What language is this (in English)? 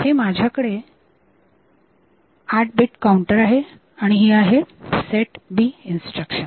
Marathi